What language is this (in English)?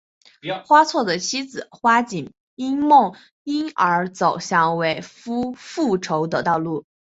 Chinese